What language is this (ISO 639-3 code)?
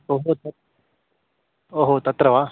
san